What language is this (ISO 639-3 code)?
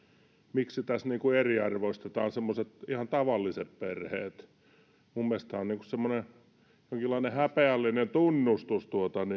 fin